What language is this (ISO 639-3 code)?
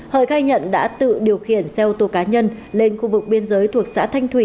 vie